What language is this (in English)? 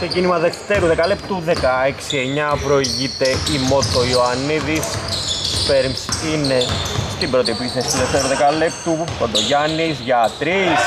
Greek